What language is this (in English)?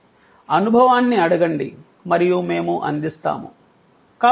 Telugu